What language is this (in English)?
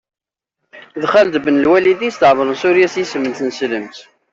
Kabyle